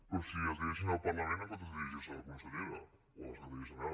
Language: Catalan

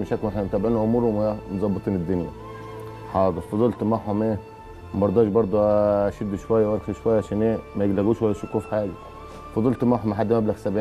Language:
Arabic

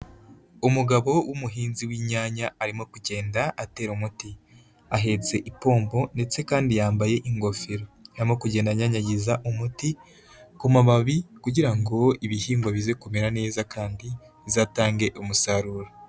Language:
Kinyarwanda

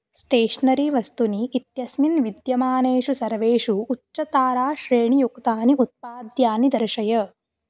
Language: Sanskrit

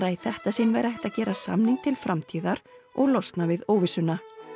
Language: Icelandic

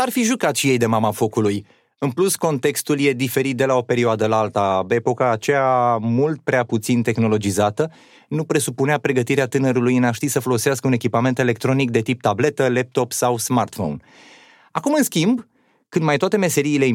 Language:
Romanian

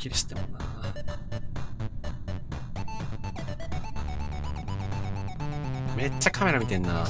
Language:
Japanese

